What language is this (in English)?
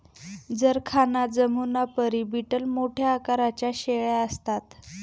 Marathi